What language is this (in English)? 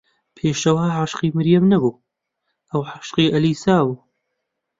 Central Kurdish